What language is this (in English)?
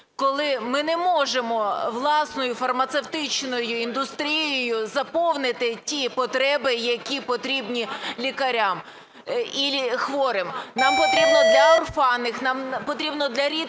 Ukrainian